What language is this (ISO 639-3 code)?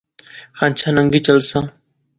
phr